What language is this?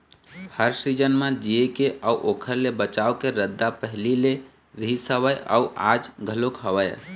Chhattisgarhi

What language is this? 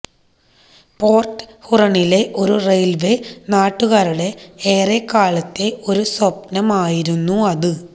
Malayalam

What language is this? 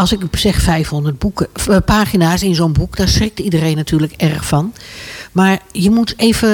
Dutch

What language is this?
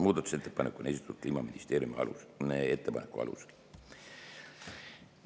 Estonian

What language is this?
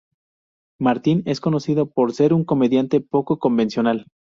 Spanish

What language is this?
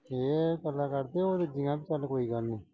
Punjabi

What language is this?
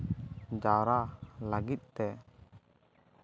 Santali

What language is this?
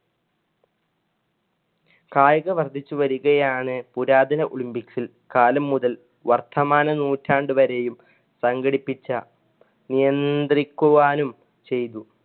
Malayalam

